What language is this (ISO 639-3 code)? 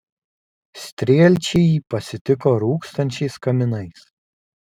lit